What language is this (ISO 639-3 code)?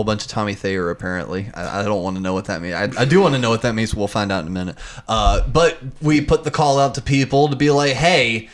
eng